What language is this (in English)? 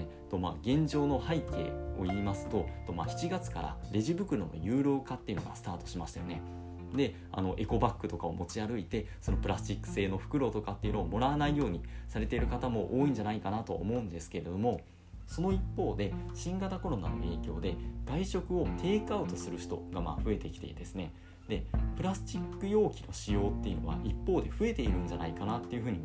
Japanese